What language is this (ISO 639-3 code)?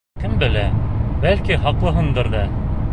bak